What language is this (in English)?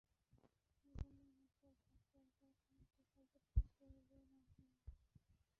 Bangla